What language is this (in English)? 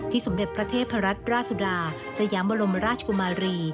Thai